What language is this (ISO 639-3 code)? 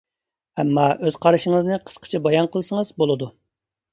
uig